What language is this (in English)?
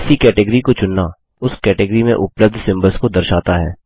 Hindi